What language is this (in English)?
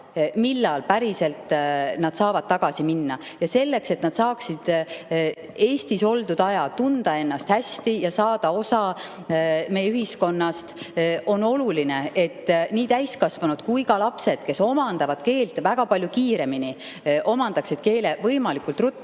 Estonian